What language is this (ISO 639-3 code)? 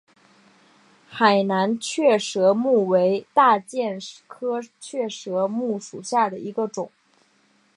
zho